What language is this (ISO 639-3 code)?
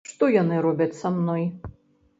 bel